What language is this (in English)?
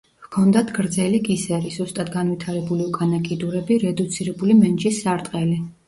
Georgian